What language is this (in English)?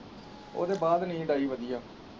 Punjabi